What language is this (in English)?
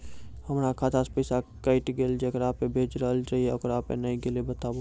Maithili